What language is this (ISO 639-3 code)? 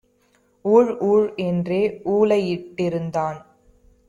tam